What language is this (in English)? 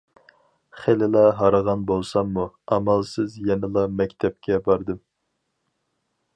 Uyghur